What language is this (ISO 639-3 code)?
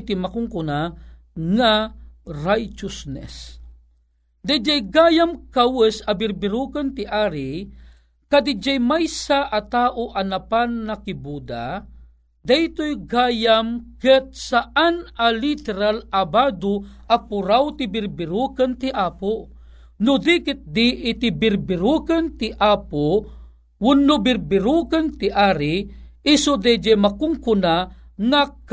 fil